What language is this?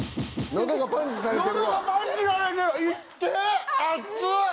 Japanese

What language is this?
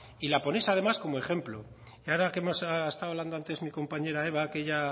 Spanish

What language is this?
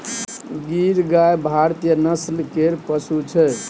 Maithili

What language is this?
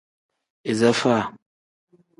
Tem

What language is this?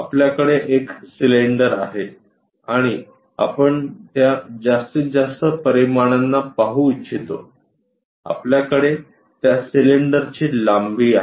Marathi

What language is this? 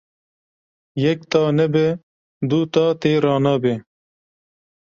Kurdish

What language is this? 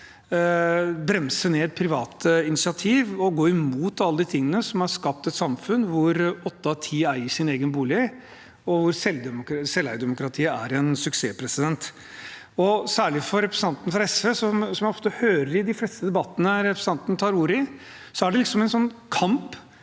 Norwegian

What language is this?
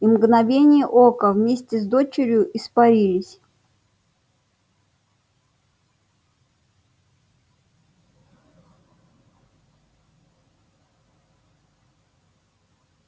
Russian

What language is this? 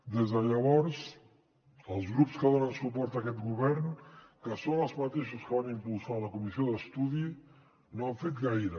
Catalan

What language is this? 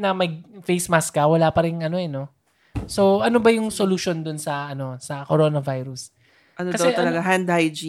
Filipino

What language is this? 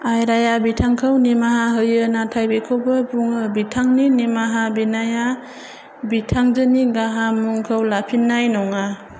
Bodo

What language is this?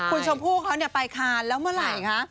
Thai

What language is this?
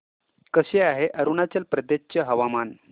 Marathi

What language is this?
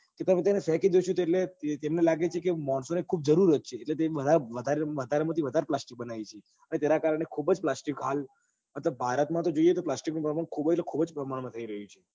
Gujarati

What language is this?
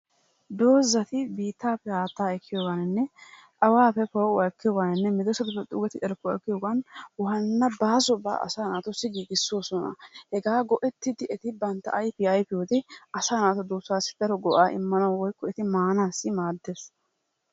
Wolaytta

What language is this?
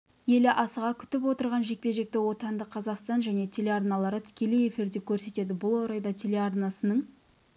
Kazakh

